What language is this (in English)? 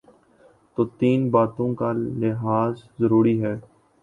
Urdu